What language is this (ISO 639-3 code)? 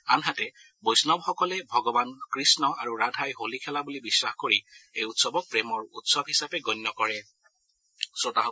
asm